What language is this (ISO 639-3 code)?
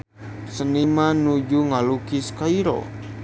sun